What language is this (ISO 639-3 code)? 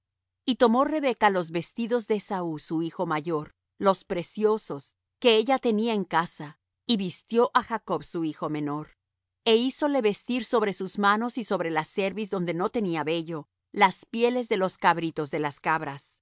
spa